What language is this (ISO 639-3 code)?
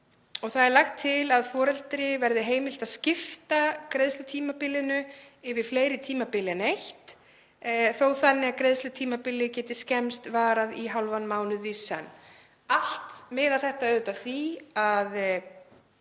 isl